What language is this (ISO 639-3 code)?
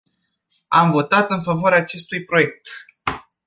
ron